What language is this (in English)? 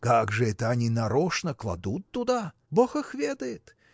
Russian